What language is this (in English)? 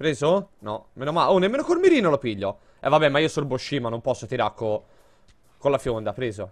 Italian